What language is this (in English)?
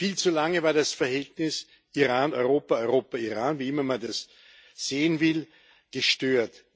German